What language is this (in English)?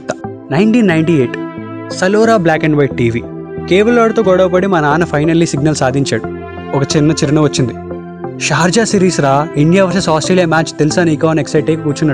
Telugu